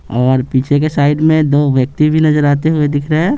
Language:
Hindi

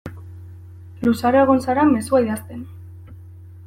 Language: Basque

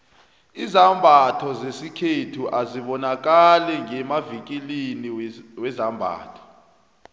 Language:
South Ndebele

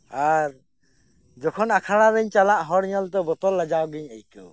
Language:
Santali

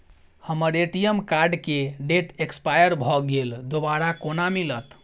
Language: Maithili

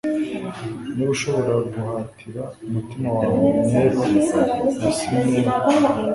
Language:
Kinyarwanda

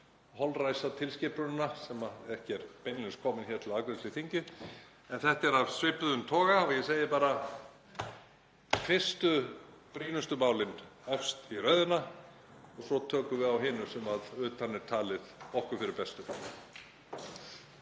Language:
Icelandic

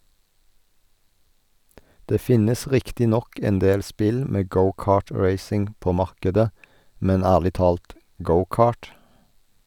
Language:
Norwegian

